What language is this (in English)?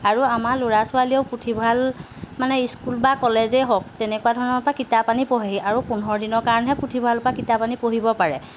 Assamese